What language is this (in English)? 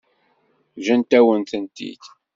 Kabyle